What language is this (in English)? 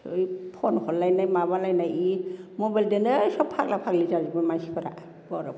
Bodo